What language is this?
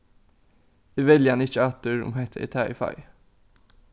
Faroese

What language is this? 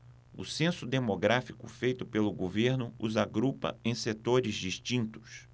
Portuguese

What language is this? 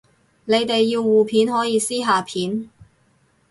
Cantonese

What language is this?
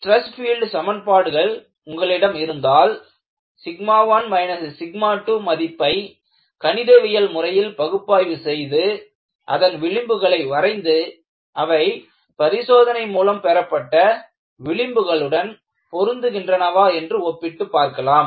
Tamil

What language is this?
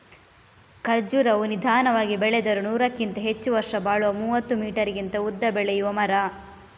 Kannada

